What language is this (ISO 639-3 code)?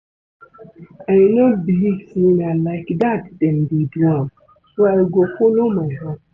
pcm